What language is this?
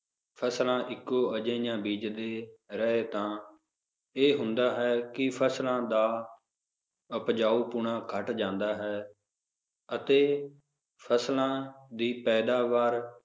Punjabi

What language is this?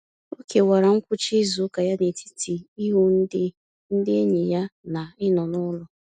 Igbo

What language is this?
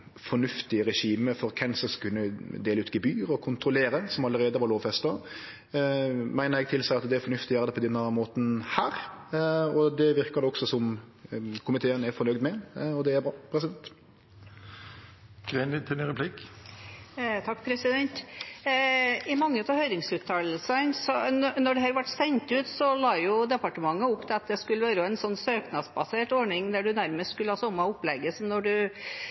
Norwegian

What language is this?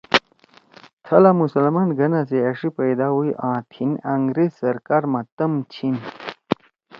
Torwali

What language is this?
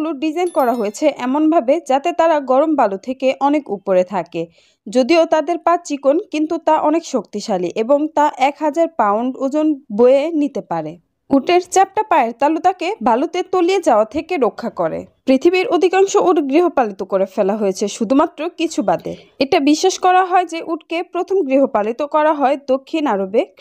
Romanian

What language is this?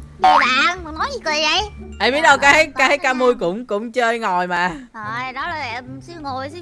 Vietnamese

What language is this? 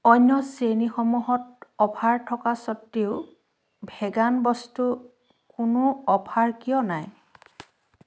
Assamese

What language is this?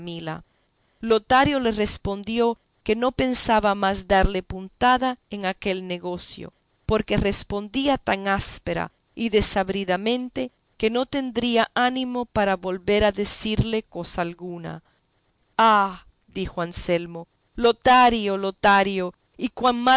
Spanish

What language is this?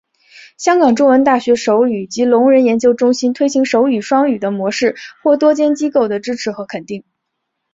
Chinese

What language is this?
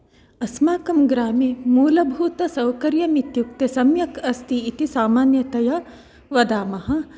Sanskrit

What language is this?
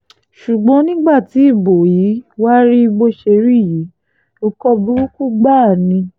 Yoruba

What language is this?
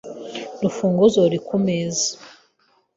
Kinyarwanda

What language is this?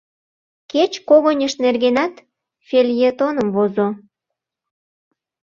Mari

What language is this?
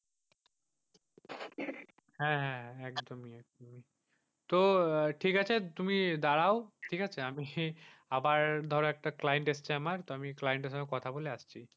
Bangla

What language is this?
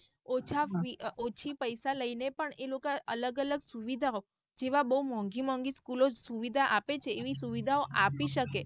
Gujarati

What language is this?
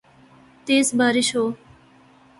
Urdu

